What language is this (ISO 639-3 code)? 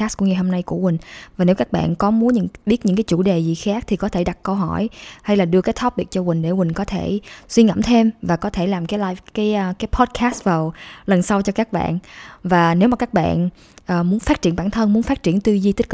vie